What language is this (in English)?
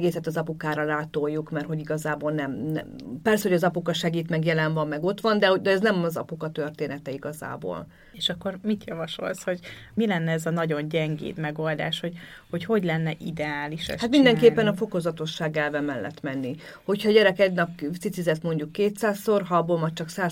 Hungarian